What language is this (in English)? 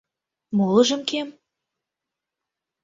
Mari